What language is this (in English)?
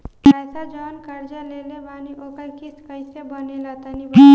Bhojpuri